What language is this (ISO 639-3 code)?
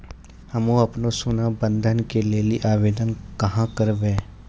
mai